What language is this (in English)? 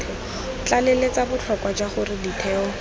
Tswana